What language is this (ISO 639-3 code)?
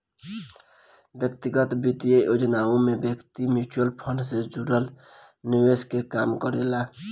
bho